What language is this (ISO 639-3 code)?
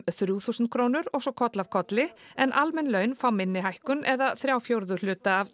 isl